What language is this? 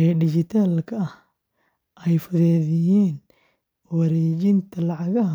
Somali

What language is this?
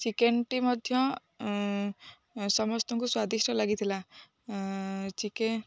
Odia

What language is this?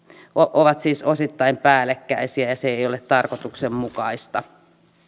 Finnish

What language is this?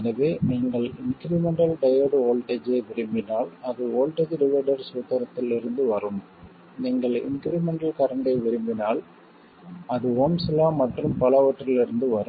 Tamil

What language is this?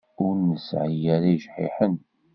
Kabyle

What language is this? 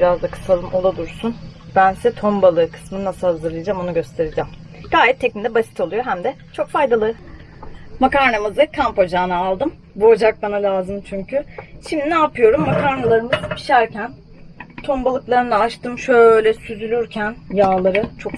Turkish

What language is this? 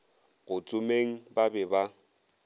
Northern Sotho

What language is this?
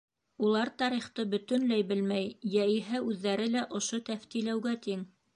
Bashkir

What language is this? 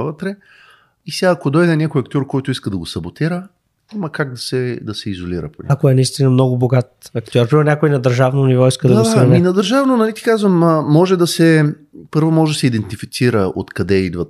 Bulgarian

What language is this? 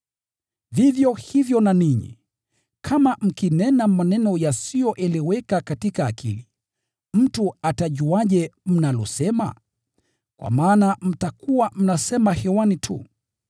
Swahili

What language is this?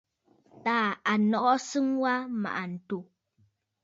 Bafut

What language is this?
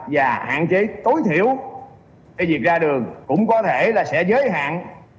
Vietnamese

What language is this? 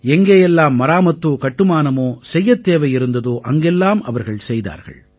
Tamil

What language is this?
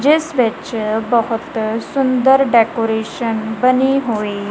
Punjabi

